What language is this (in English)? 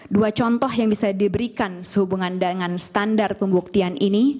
Indonesian